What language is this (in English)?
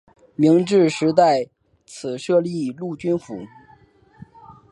Chinese